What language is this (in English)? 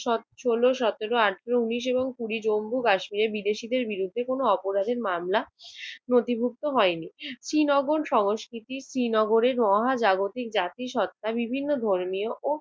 Bangla